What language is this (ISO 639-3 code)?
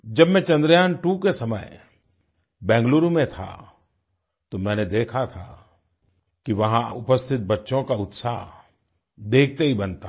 hin